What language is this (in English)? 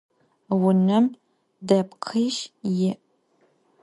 Adyghe